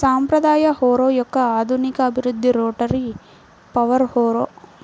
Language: Telugu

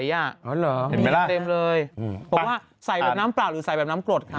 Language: Thai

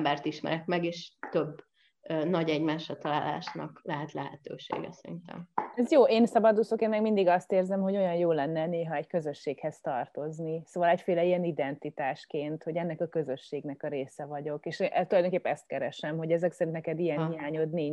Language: Hungarian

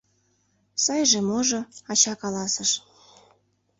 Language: Mari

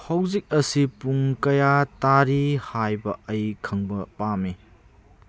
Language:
Manipuri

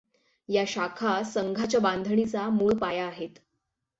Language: Marathi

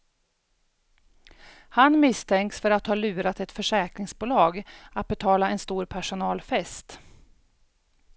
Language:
Swedish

